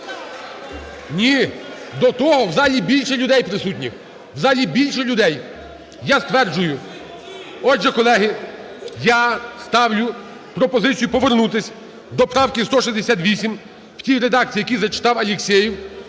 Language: Ukrainian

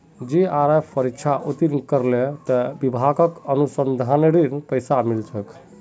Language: Magahi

